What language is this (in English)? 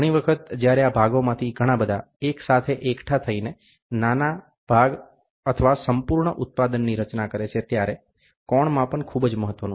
Gujarati